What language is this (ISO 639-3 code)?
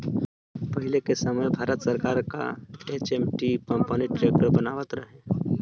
bho